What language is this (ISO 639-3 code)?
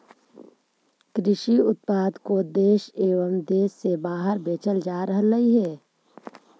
mag